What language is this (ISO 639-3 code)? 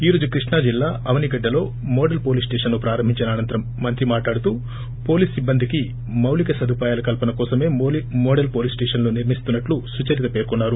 tel